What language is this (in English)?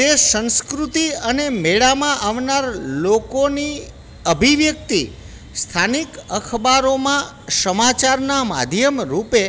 Gujarati